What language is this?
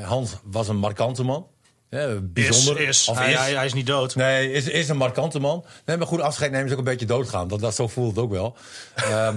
Dutch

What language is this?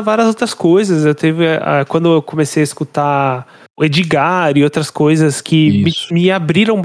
Portuguese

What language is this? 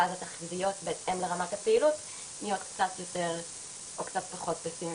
Hebrew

